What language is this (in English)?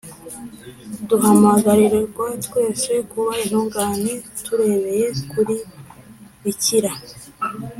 Kinyarwanda